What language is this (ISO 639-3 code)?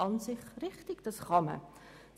gsw